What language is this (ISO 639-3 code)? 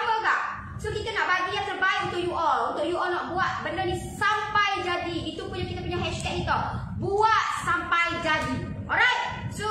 msa